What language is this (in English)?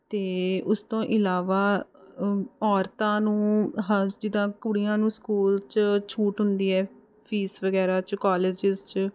Punjabi